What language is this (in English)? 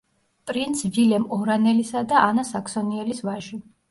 Georgian